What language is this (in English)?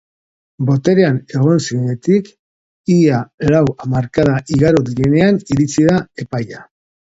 Basque